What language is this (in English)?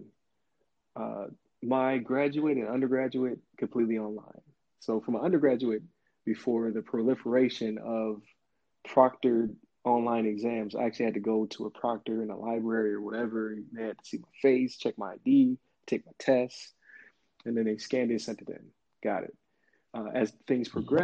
English